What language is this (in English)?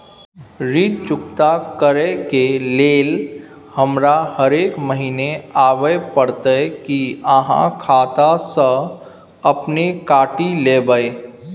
Maithili